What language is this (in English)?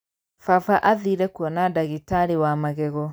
Kikuyu